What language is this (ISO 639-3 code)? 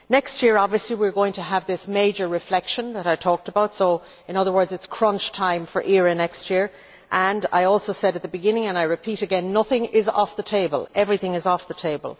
eng